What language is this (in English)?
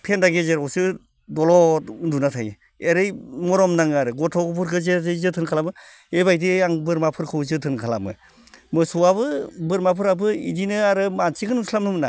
Bodo